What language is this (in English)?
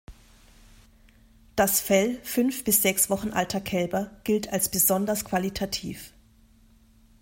German